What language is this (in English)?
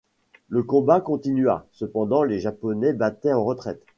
French